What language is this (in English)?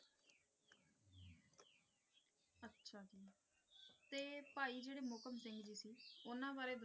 Punjabi